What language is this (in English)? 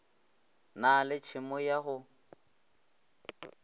Northern Sotho